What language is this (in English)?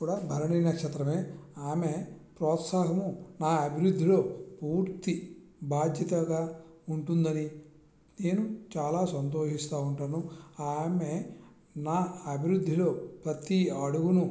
Telugu